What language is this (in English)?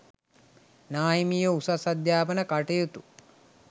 Sinhala